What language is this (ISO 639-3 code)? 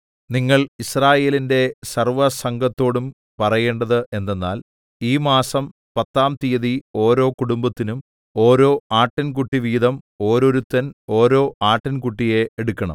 mal